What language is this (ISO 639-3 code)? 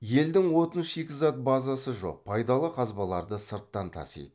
kaz